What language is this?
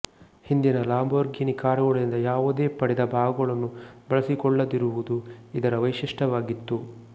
Kannada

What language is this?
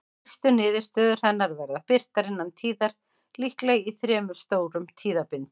Icelandic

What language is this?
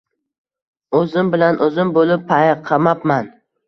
Uzbek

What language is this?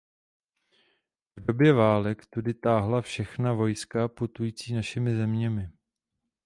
Czech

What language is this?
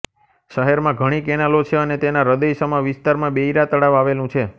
Gujarati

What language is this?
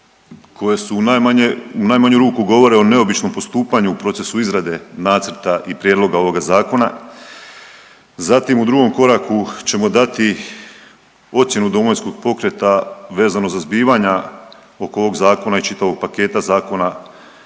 Croatian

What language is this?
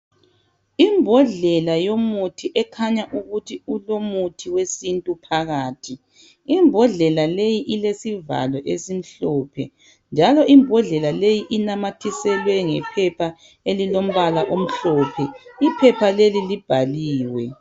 North Ndebele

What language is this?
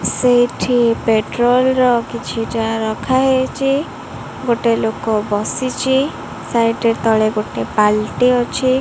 Odia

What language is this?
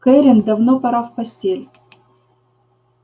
Russian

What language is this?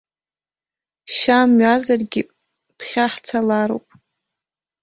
Abkhazian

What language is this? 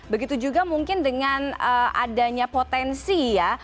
Indonesian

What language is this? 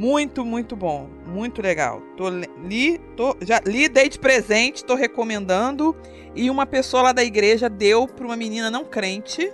Portuguese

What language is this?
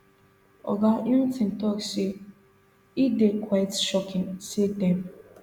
Nigerian Pidgin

